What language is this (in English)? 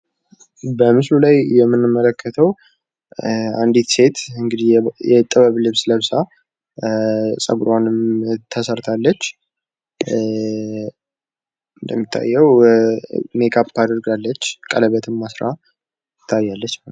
Amharic